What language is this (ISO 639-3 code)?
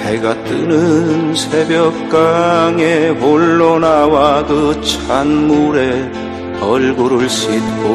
kor